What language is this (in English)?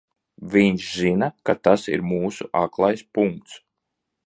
Latvian